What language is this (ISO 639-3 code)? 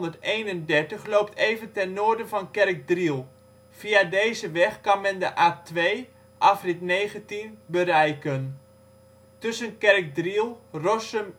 nld